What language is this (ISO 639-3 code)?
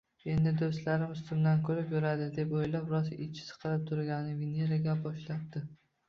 uzb